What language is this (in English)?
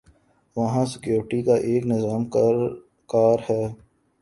Urdu